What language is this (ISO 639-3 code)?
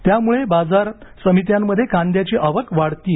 mar